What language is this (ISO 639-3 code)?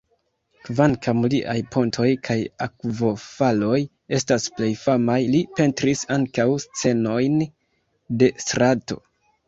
epo